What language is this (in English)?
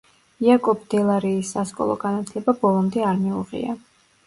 Georgian